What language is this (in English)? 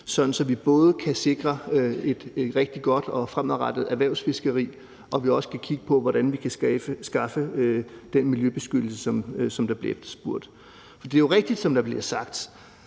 Danish